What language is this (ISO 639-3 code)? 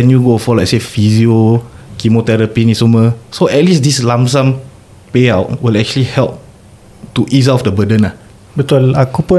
msa